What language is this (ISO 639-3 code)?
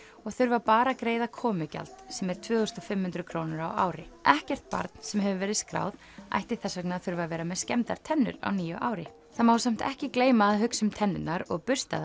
isl